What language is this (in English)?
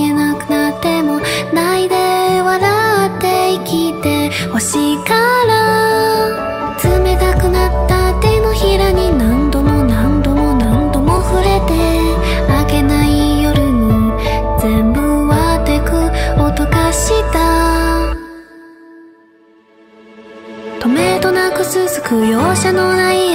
Korean